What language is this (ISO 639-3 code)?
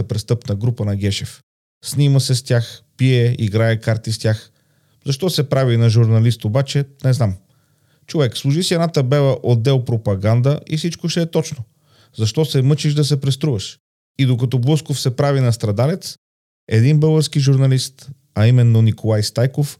bul